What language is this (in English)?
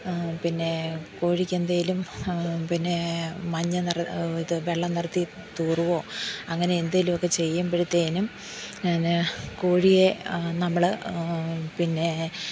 Malayalam